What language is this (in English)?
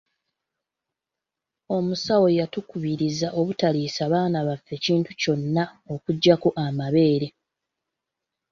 Ganda